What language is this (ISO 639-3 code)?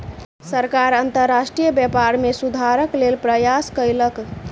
mai